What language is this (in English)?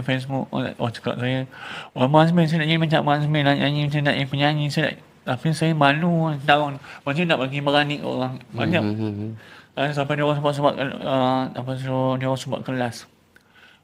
Malay